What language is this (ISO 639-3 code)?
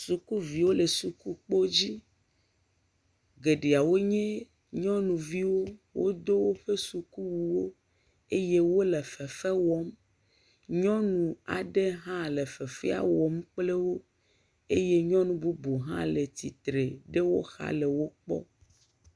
ewe